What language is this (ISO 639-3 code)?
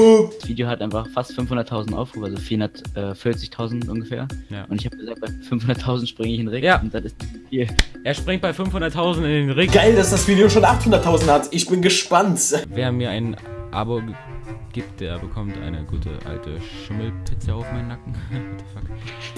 deu